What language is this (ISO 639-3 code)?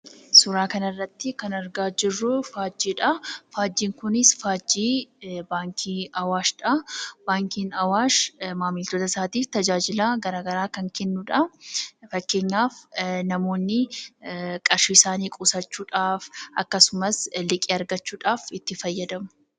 orm